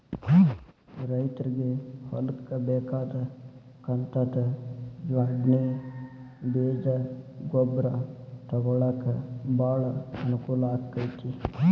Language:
Kannada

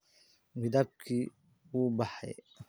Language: Somali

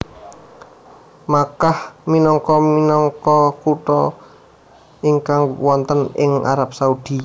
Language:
Javanese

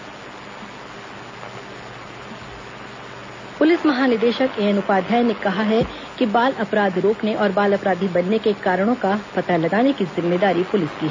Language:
Hindi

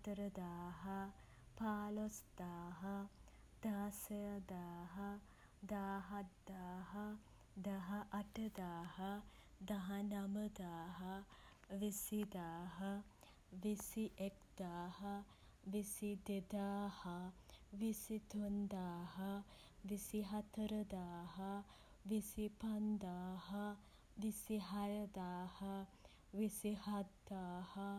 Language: Sinhala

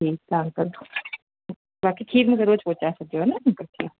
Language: Sindhi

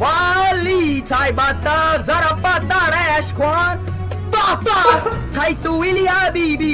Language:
Indonesian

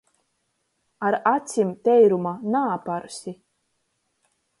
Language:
Latgalian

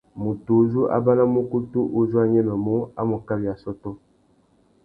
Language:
Tuki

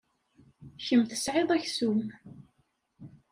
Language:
Kabyle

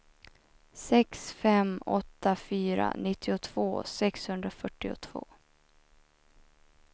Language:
Swedish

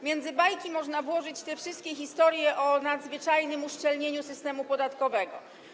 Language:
Polish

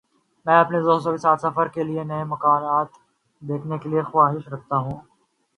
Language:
Urdu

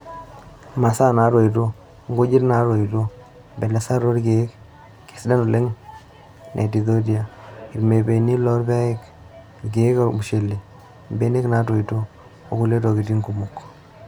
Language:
Masai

